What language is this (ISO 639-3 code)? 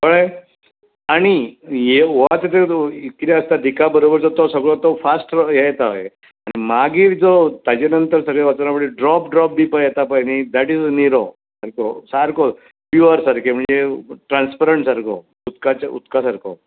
kok